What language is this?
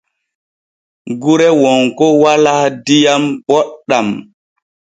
Borgu Fulfulde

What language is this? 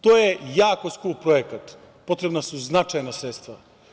Serbian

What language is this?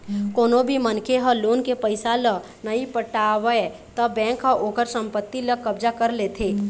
Chhattisgarhi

